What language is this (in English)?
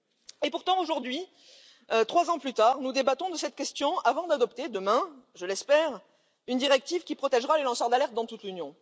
French